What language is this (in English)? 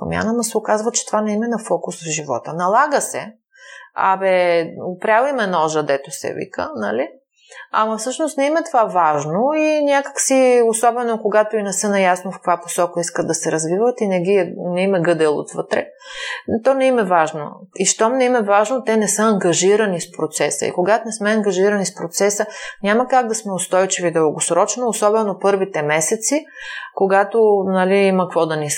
Bulgarian